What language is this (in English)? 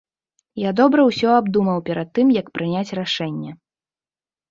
Belarusian